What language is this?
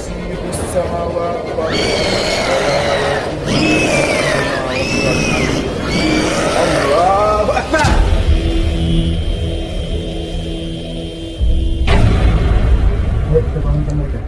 Vietnamese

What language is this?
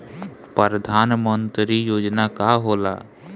Bhojpuri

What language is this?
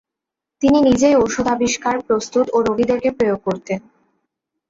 Bangla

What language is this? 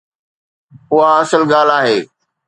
Sindhi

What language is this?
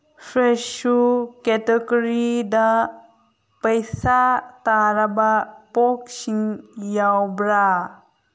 Manipuri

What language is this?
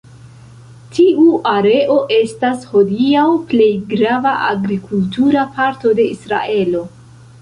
Esperanto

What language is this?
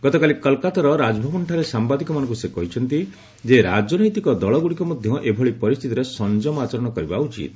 Odia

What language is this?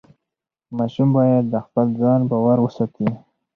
Pashto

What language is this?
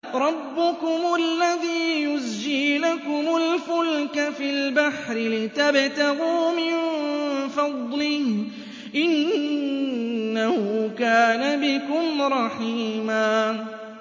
Arabic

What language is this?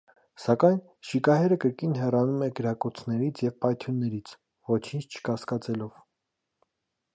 Armenian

